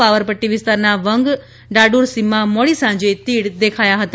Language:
Gujarati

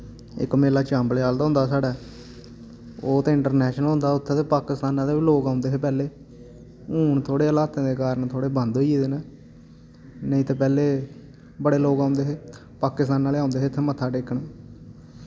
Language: Dogri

